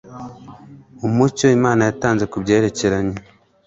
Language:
Kinyarwanda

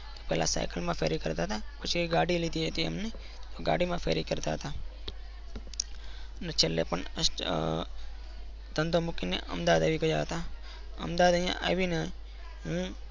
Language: Gujarati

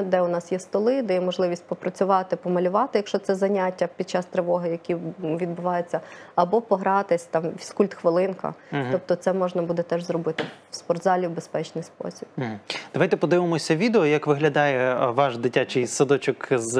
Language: Ukrainian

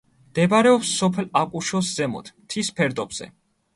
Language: Georgian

